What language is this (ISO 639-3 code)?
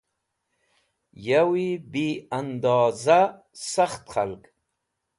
wbl